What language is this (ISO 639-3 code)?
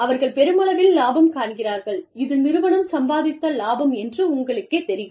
tam